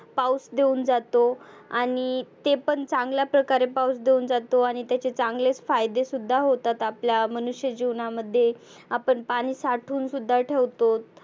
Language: Marathi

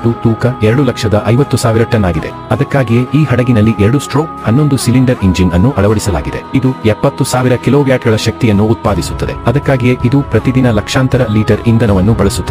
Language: Indonesian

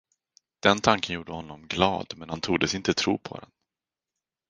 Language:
Swedish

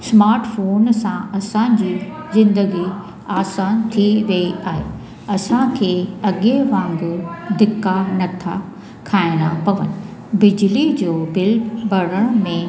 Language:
Sindhi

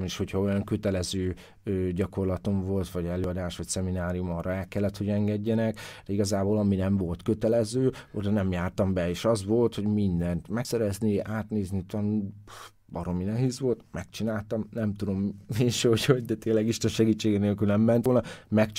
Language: Hungarian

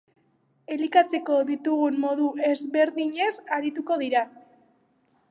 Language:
Basque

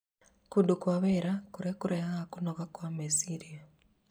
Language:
Kikuyu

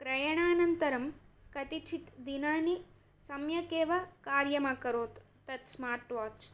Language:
Sanskrit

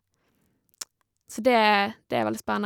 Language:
Norwegian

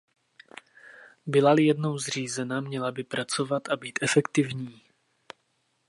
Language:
Czech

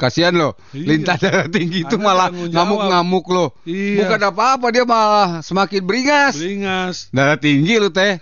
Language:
Indonesian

